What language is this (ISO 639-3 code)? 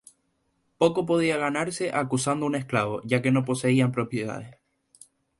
spa